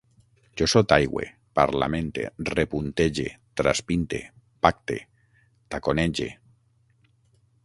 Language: Catalan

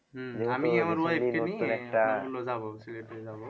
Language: Bangla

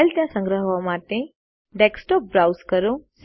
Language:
Gujarati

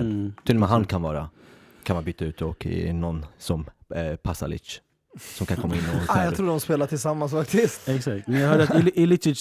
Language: Swedish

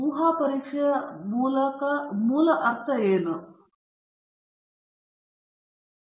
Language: Kannada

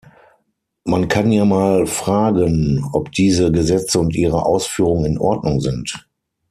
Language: German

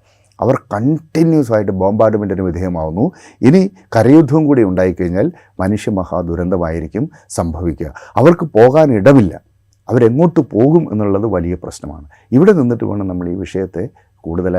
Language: Malayalam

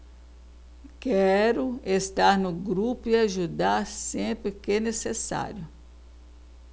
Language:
Portuguese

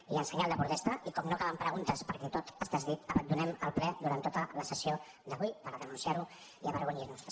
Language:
Catalan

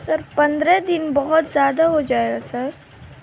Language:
Urdu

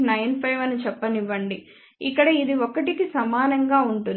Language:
Telugu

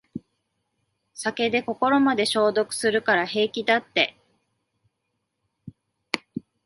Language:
Japanese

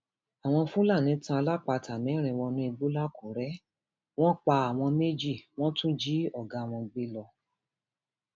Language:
Yoruba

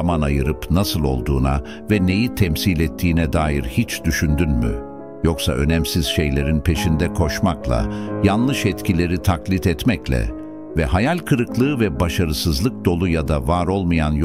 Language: Turkish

